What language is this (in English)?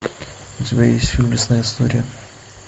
Russian